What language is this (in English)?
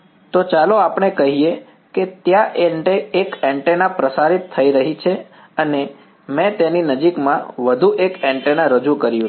Gujarati